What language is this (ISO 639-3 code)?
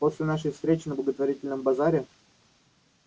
rus